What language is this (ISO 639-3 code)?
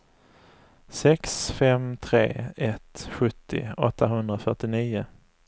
swe